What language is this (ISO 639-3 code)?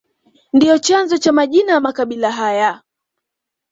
swa